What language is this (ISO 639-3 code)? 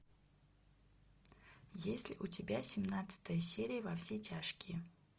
rus